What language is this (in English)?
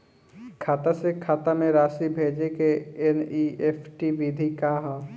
Bhojpuri